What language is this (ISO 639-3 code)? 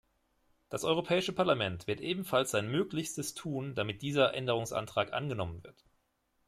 deu